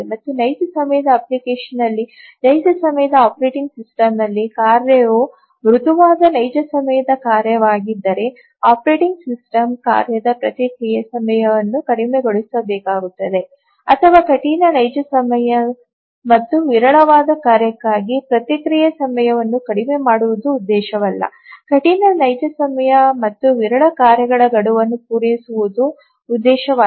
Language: Kannada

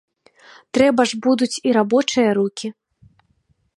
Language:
Belarusian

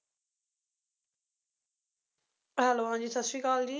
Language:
Punjabi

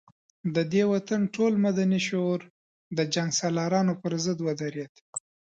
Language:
Pashto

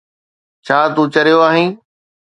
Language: Sindhi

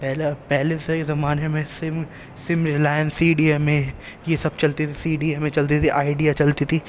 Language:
Urdu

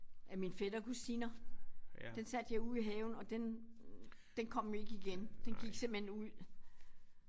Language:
Danish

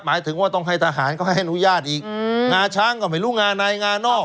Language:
Thai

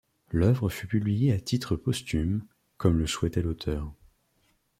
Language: French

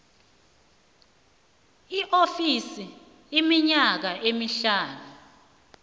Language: South Ndebele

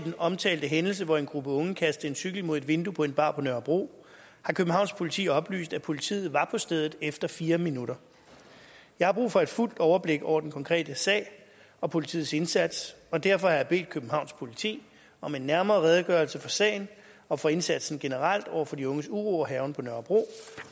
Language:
Danish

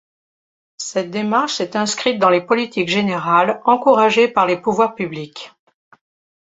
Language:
French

